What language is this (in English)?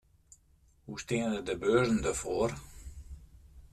Western Frisian